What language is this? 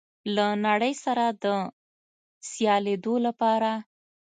Pashto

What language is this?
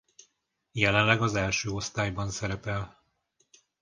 Hungarian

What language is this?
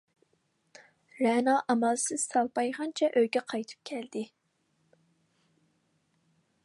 Uyghur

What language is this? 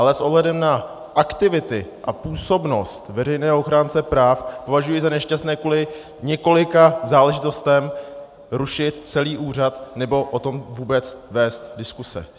Czech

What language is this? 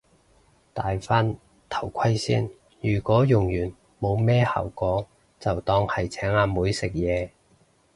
Cantonese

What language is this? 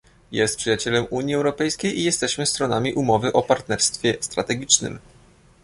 Polish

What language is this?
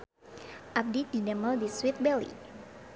Sundanese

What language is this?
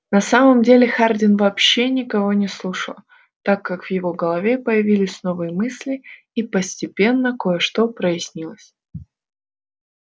Russian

